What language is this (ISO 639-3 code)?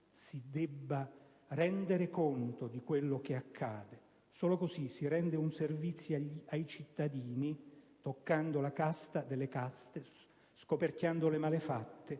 ita